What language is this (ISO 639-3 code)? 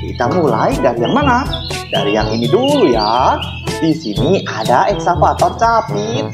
ind